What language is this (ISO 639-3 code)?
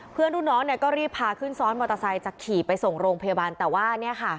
tha